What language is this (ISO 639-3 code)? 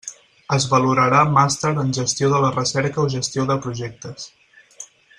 cat